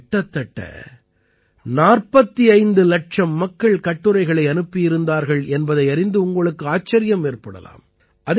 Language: Tamil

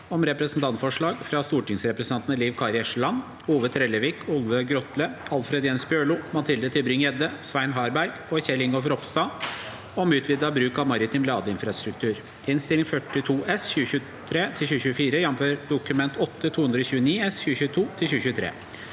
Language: Norwegian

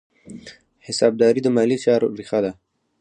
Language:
Pashto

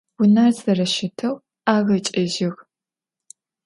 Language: Adyghe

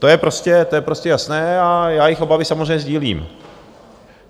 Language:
Czech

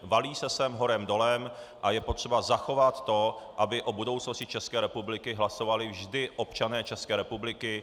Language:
Czech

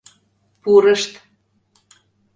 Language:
Mari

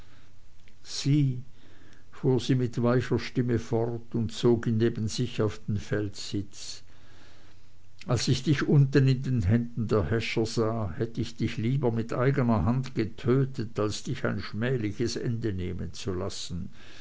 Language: German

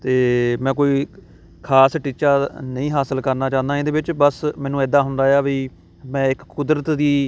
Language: Punjabi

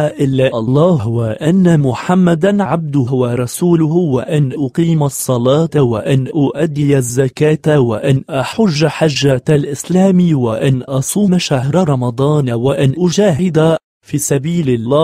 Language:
Arabic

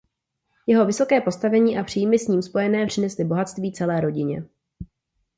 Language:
Czech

